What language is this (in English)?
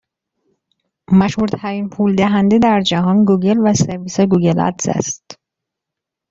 Persian